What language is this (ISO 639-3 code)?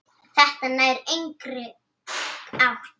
isl